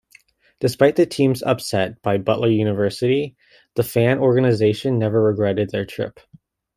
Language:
English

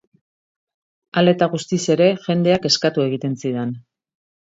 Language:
Basque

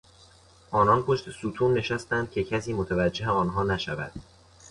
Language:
Persian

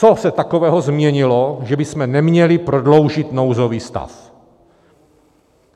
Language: Czech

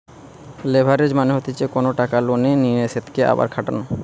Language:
Bangla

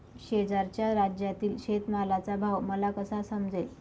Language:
Marathi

